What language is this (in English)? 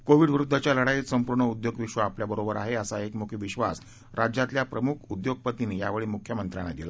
Marathi